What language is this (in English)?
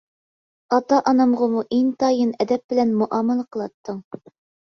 Uyghur